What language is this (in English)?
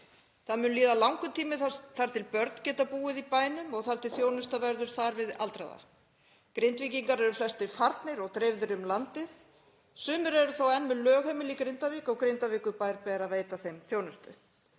Icelandic